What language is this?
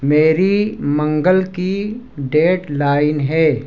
Urdu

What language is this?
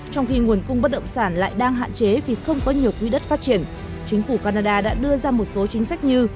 Vietnamese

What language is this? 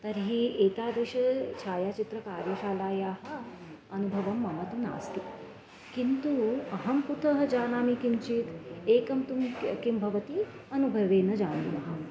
Sanskrit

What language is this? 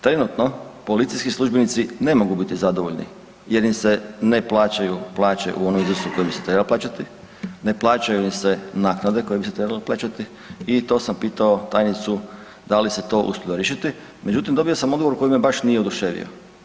Croatian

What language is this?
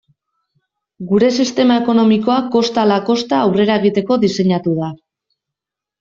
Basque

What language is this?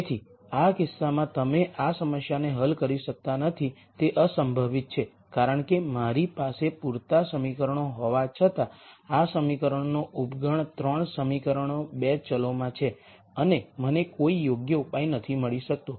Gujarati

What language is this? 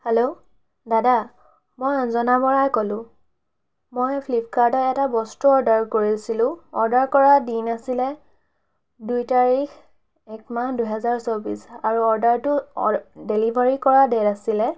Assamese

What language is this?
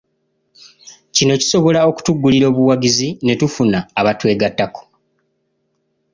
Ganda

